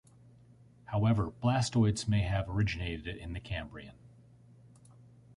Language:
English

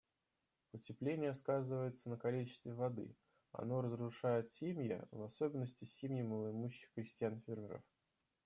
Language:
Russian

